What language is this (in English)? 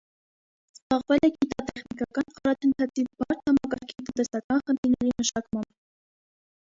Armenian